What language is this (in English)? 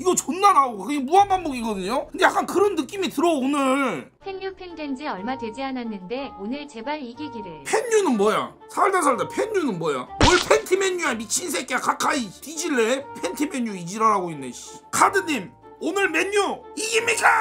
Korean